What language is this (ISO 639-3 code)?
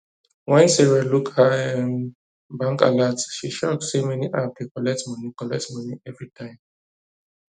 pcm